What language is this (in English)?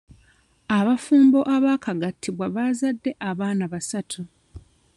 Ganda